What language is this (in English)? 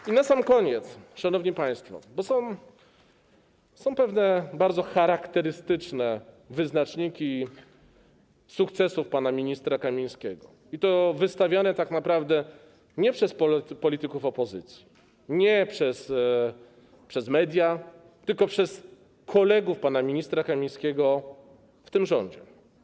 Polish